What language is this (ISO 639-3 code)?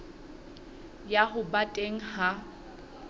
sot